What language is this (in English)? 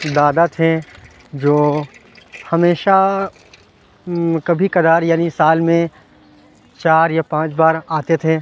Urdu